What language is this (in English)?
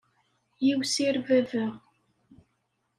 Kabyle